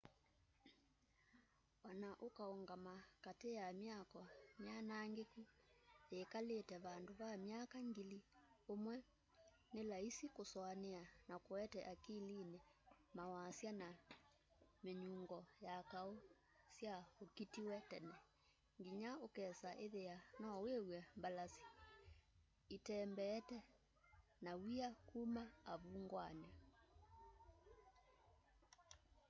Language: Kamba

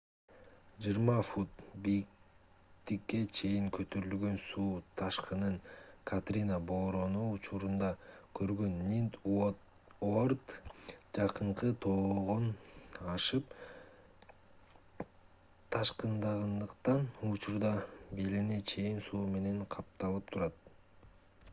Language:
Kyrgyz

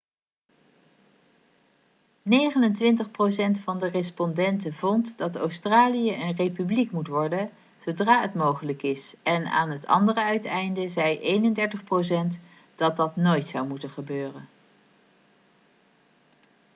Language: Dutch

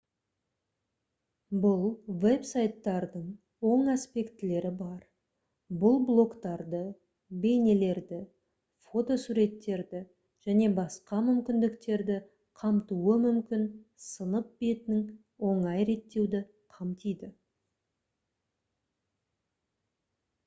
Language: Kazakh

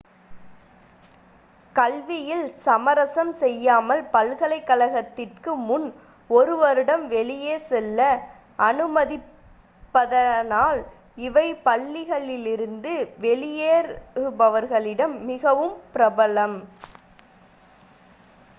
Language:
Tamil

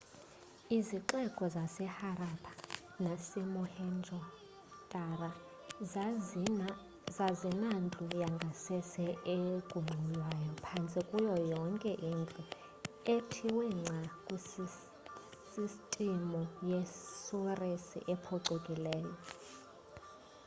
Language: Xhosa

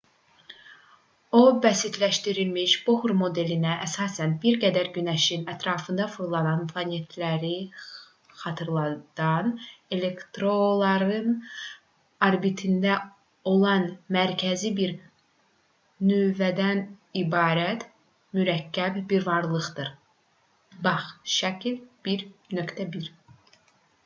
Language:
Azerbaijani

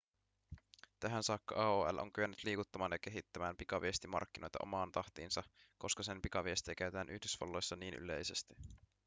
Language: Finnish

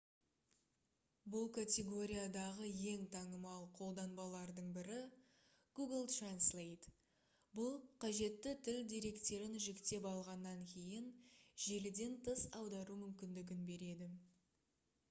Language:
Kazakh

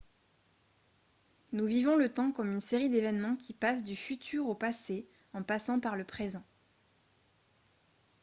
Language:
French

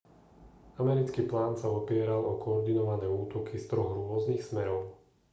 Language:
Slovak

